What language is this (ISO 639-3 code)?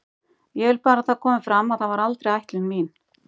isl